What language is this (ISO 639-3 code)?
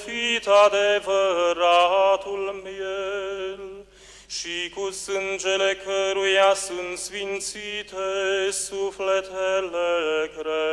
ron